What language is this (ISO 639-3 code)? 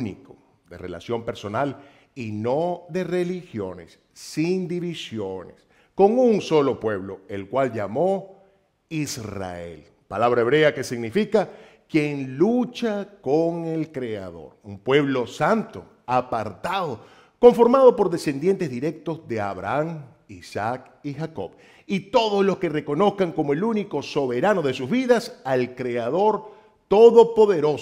spa